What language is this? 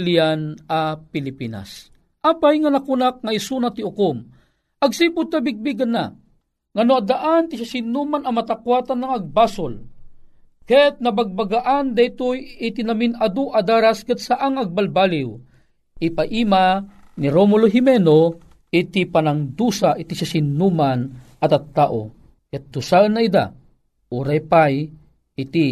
Filipino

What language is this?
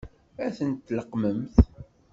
Kabyle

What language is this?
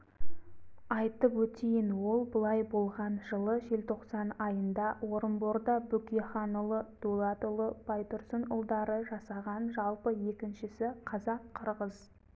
Kazakh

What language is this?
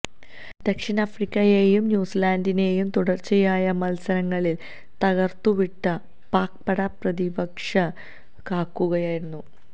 Malayalam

